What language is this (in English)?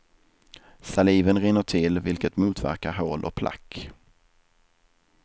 Swedish